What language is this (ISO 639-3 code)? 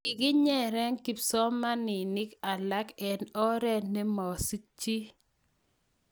kln